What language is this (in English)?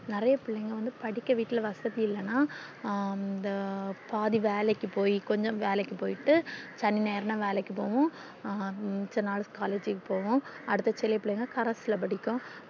Tamil